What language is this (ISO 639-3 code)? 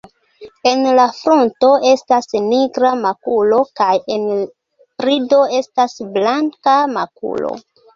epo